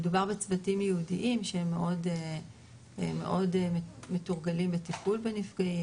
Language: Hebrew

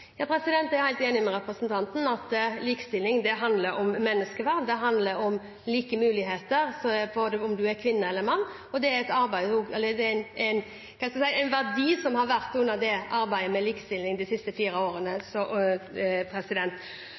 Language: Norwegian Bokmål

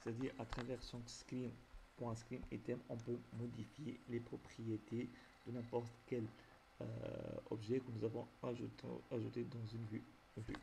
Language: French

